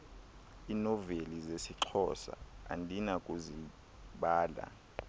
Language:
Xhosa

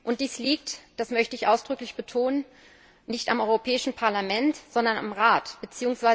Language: German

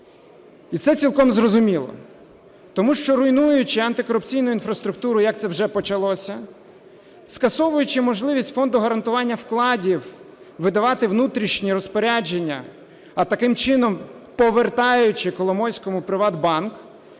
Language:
Ukrainian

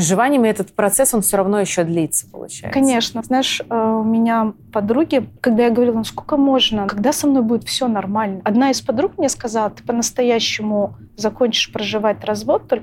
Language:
Russian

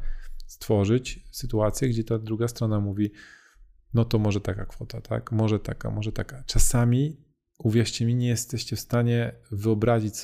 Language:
Polish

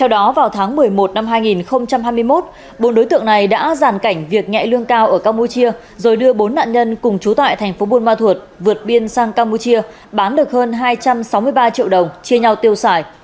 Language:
Vietnamese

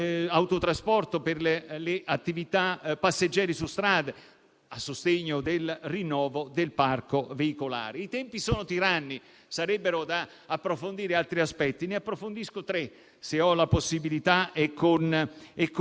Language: Italian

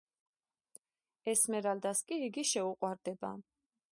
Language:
Georgian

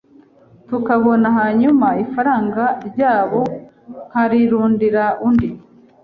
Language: Kinyarwanda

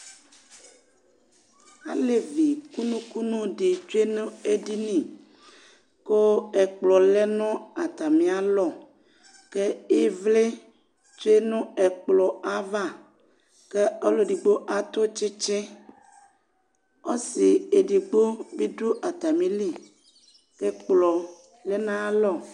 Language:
Ikposo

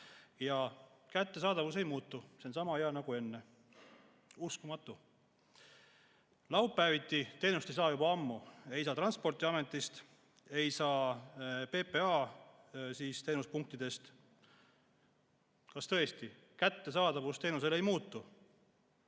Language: Estonian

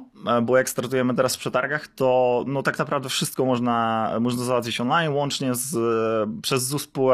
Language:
Polish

